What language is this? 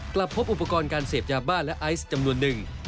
Thai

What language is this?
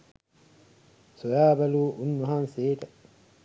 Sinhala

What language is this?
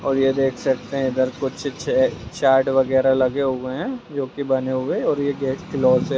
Magahi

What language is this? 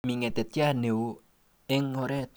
Kalenjin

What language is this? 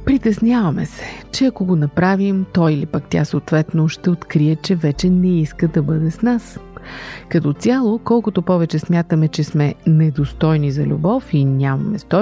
Bulgarian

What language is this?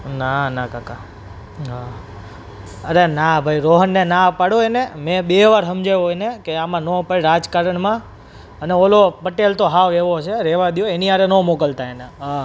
Gujarati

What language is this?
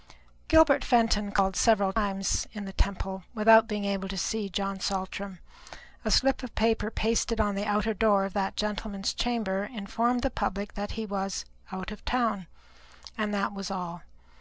English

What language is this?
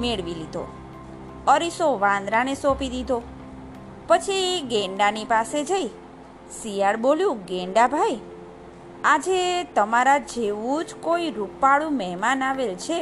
Gujarati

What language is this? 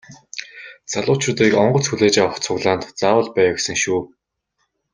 Mongolian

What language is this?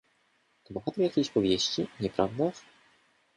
Polish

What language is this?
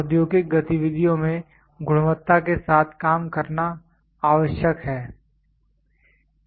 Hindi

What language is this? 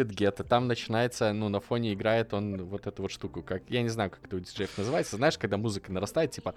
Russian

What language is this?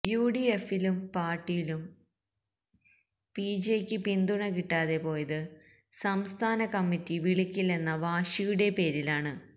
Malayalam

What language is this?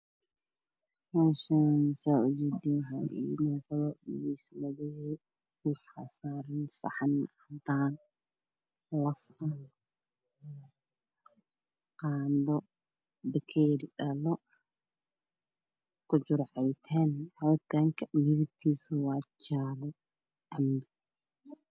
Somali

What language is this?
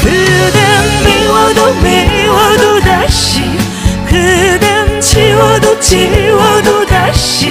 Korean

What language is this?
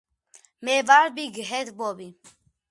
Georgian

